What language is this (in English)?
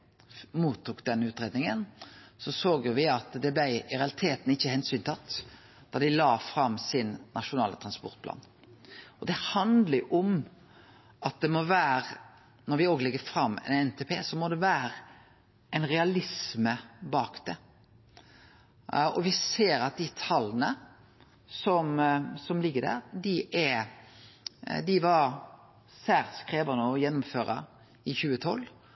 Norwegian Nynorsk